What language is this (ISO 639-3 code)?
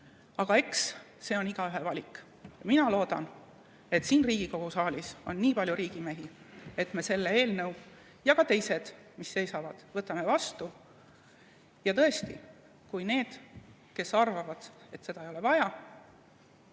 est